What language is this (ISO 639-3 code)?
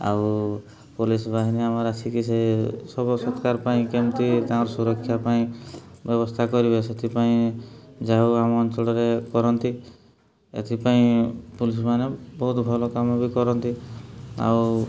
ori